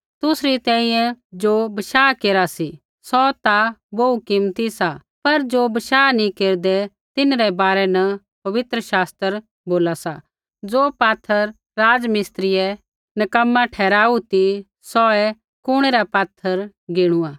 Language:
Kullu Pahari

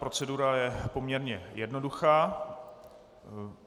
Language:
Czech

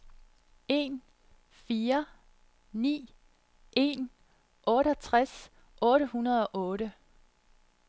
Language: Danish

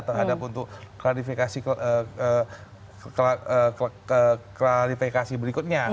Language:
Indonesian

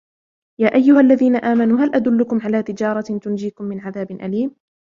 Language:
Arabic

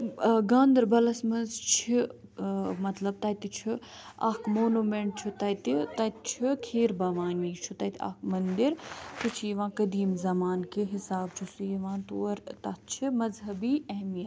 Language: Kashmiri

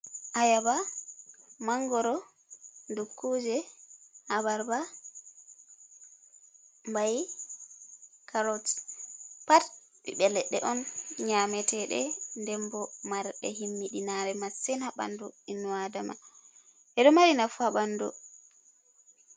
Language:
Fula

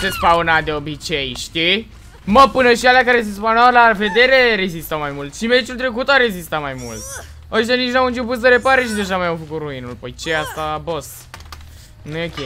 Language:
Romanian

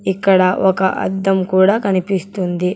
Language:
Telugu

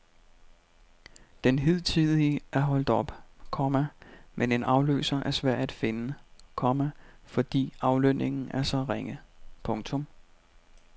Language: Danish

